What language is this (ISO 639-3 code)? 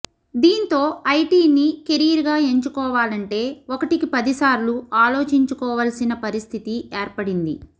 tel